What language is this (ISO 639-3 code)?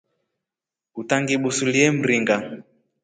rof